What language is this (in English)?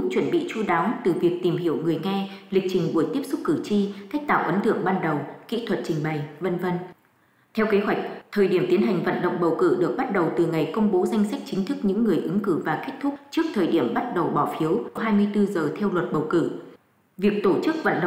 Vietnamese